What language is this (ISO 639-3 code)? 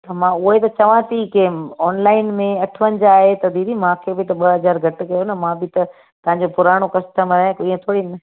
snd